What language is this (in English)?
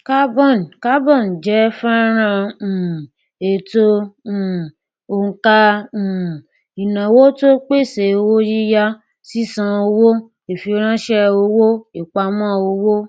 Yoruba